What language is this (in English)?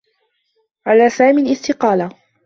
Arabic